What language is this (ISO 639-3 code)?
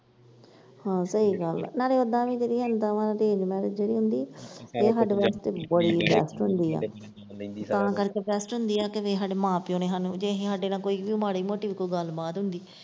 pan